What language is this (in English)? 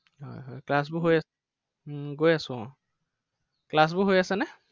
Assamese